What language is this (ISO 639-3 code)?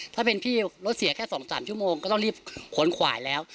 tha